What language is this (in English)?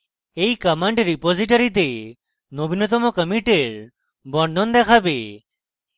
Bangla